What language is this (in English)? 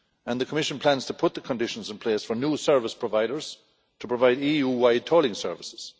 English